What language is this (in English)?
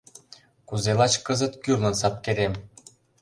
Mari